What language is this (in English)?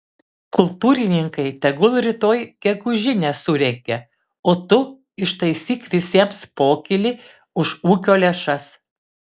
Lithuanian